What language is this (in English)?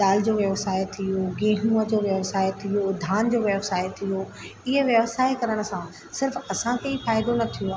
Sindhi